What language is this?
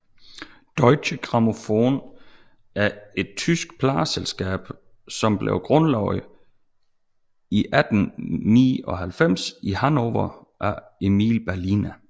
Danish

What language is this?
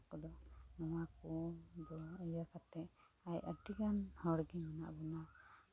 Santali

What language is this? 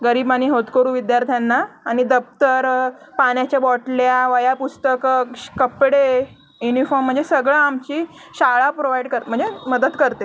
Marathi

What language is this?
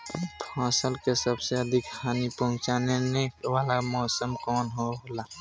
Bhojpuri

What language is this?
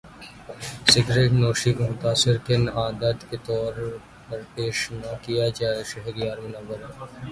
Urdu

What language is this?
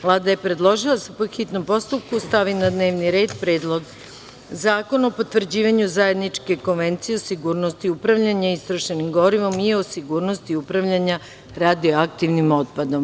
Serbian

